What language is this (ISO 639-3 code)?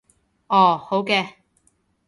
yue